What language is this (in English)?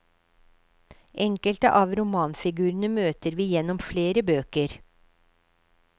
Norwegian